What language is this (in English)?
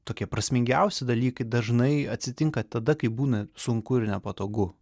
Lithuanian